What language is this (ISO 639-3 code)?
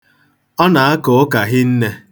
ibo